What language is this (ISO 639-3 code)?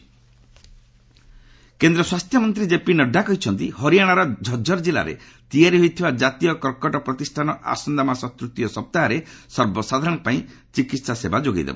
ori